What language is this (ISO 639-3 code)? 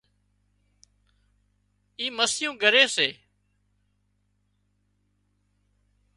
kxp